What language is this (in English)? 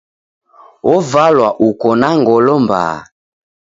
Taita